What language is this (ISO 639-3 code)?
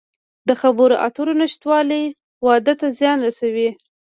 pus